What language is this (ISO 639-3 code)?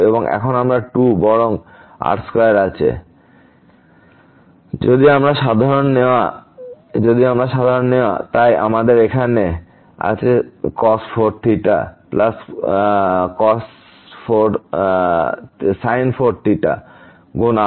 ben